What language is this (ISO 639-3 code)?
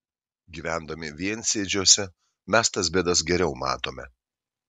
lit